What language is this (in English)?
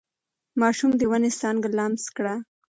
Pashto